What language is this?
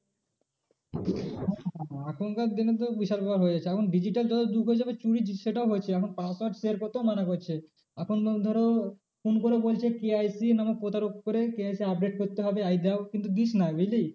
Bangla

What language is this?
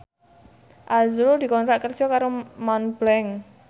Javanese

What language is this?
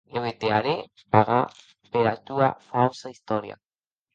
Occitan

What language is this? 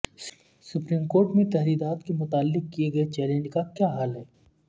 Urdu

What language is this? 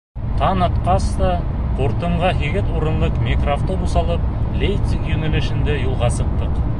Bashkir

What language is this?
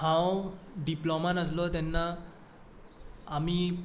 Konkani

